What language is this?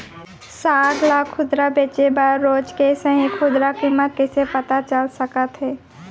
Chhattisgarhi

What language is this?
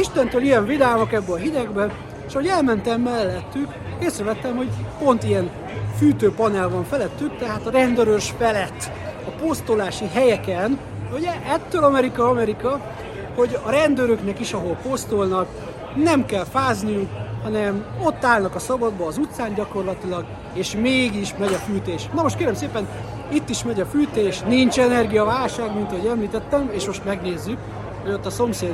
Hungarian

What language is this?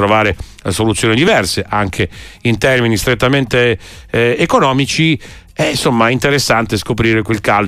Italian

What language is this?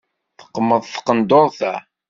Kabyle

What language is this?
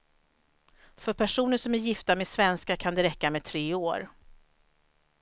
Swedish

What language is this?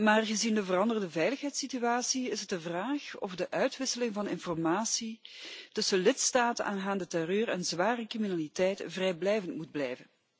Dutch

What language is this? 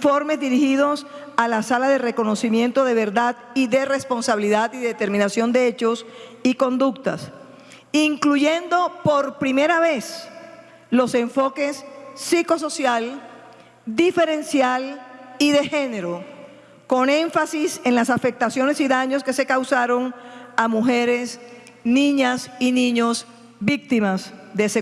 Spanish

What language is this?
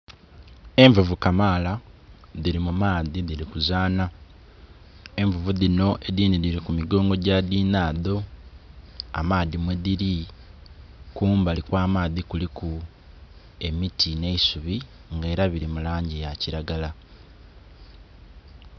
Soga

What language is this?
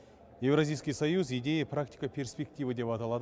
Kazakh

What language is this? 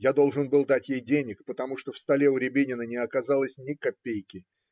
Russian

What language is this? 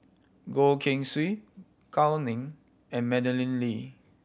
English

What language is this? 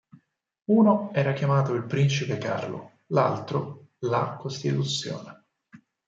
Italian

